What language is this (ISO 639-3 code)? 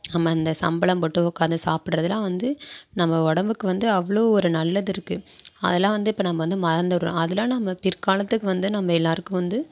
tam